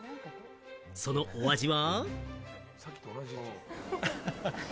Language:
Japanese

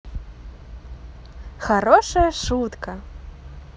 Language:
Russian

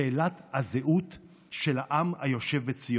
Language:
Hebrew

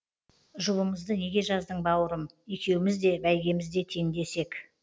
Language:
Kazakh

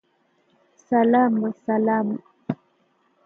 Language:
Swahili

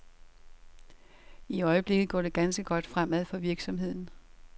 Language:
Danish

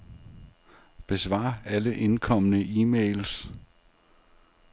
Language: Danish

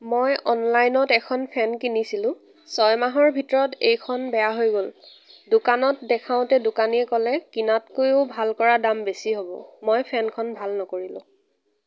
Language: Assamese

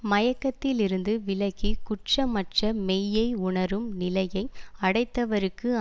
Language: Tamil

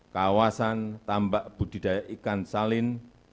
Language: Indonesian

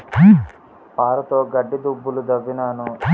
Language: Telugu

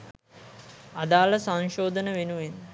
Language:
Sinhala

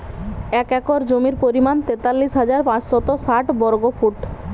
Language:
Bangla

